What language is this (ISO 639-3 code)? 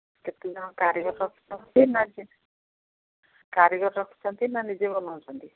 ori